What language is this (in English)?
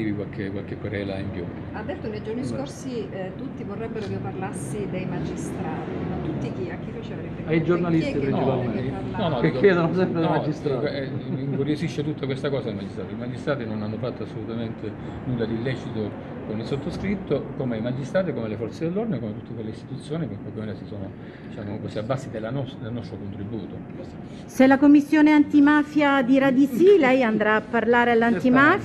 Italian